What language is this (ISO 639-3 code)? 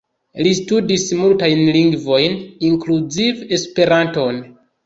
epo